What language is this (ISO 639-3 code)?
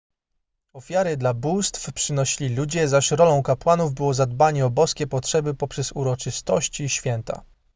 pol